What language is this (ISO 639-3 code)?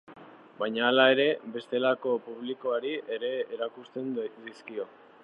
eus